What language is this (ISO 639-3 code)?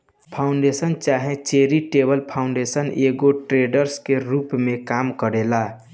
bho